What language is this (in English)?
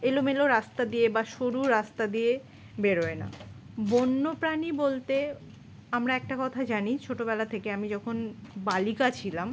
Bangla